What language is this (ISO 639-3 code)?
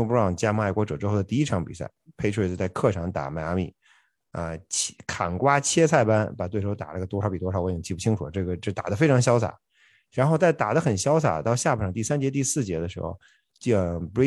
zho